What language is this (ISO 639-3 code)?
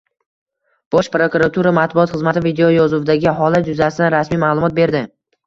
uzb